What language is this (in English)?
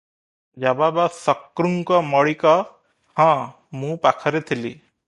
Odia